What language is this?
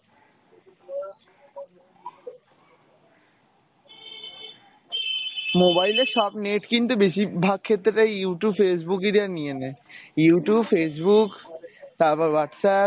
Bangla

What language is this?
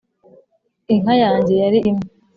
Kinyarwanda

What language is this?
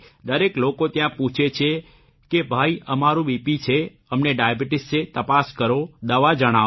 Gujarati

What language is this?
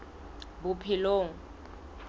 Southern Sotho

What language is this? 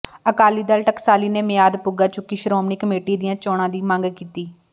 Punjabi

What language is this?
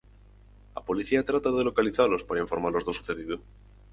Galician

